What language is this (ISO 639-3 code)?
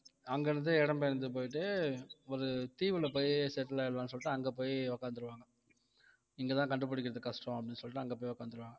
tam